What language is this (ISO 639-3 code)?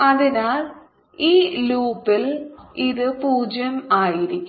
mal